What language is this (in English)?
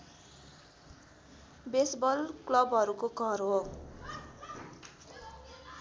Nepali